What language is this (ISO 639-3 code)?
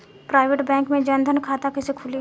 bho